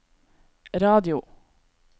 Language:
Norwegian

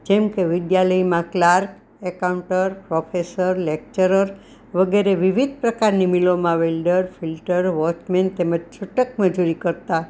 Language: Gujarati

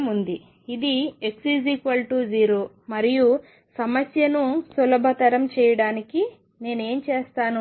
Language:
Telugu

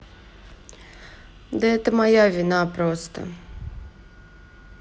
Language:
Russian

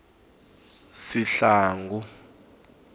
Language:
Tsonga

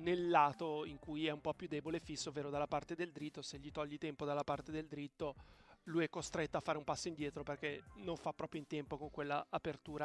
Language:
Italian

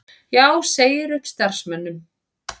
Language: Icelandic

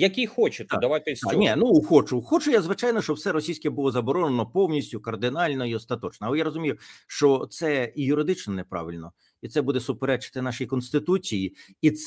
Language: Ukrainian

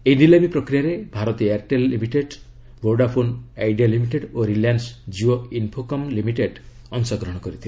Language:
Odia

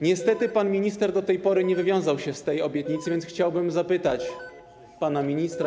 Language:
Polish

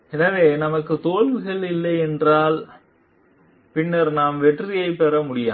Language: Tamil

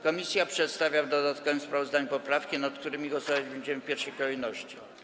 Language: Polish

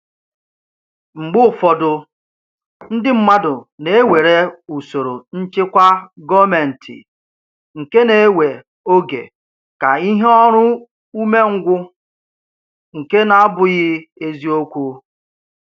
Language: Igbo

